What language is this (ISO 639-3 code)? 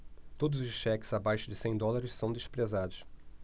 por